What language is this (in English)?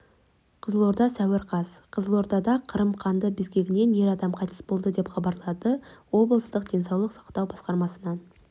Kazakh